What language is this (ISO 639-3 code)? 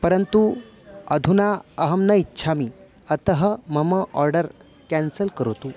san